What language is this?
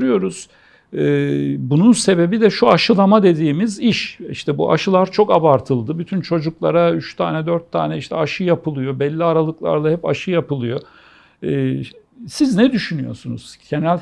Turkish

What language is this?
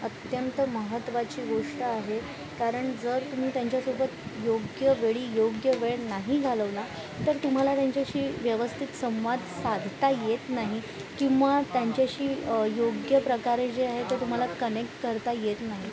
Marathi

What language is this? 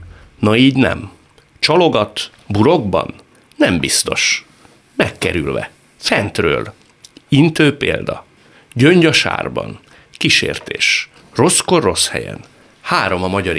Hungarian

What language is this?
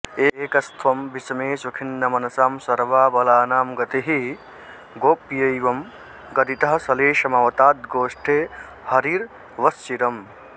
Sanskrit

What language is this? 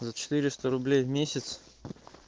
Russian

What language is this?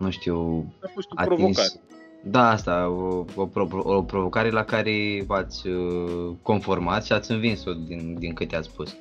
Romanian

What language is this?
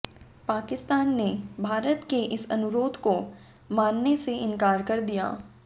Hindi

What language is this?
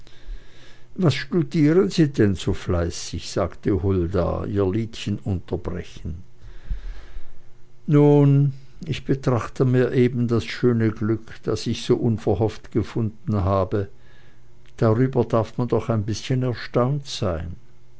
German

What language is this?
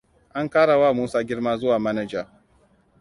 Hausa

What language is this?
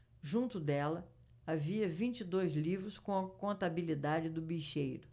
Portuguese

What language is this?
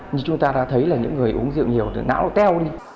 Vietnamese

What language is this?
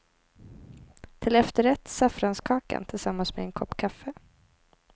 Swedish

